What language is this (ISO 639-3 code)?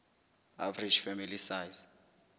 sot